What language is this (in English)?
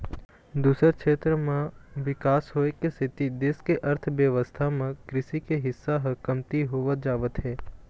Chhattisgarhi